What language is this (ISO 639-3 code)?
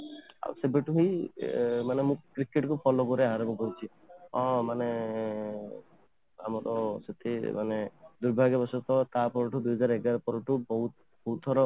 ori